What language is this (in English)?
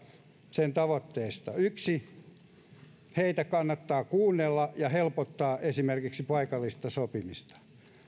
Finnish